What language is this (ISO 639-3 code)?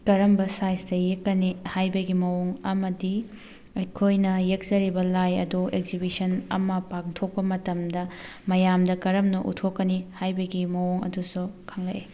mni